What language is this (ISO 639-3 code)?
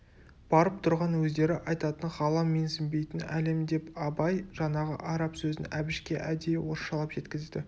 kaz